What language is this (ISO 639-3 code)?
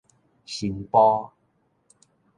nan